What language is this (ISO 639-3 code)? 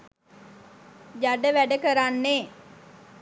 sin